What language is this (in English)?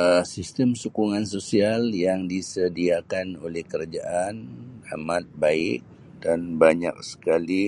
Sabah Malay